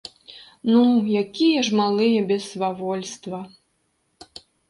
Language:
Belarusian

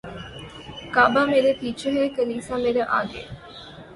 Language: Urdu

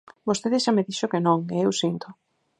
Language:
Galician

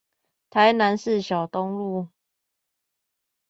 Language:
Chinese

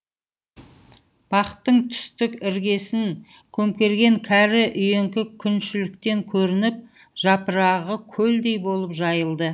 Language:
Kazakh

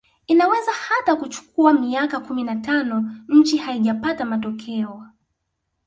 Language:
Swahili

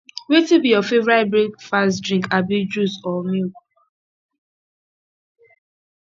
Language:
Nigerian Pidgin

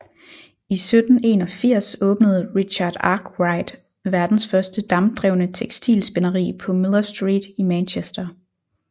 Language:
Danish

